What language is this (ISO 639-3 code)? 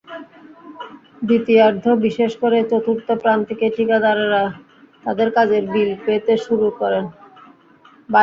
ben